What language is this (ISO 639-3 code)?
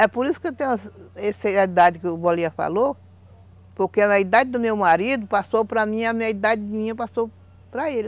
por